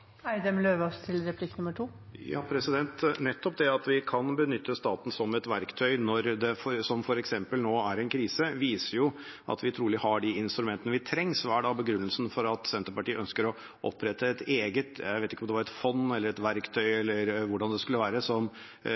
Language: Norwegian Bokmål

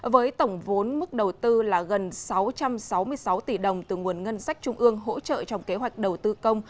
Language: Vietnamese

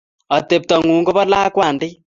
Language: Kalenjin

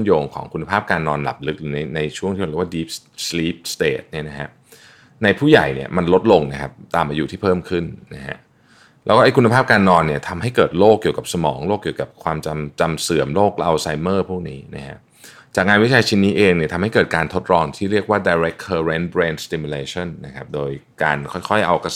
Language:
Thai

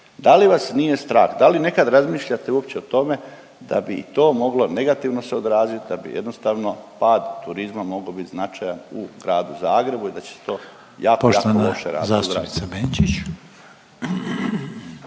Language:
Croatian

